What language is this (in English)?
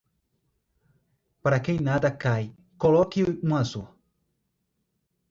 Portuguese